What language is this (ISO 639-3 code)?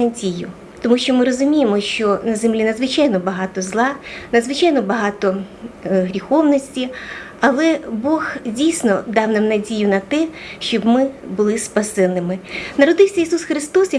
ukr